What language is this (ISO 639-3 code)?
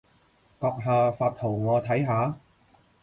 yue